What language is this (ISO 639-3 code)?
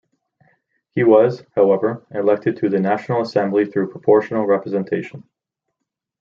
eng